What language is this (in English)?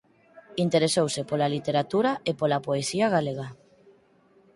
Galician